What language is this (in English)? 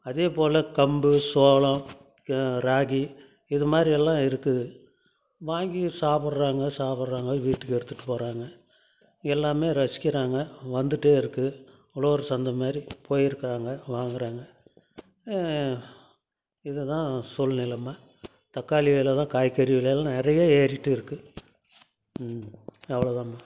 Tamil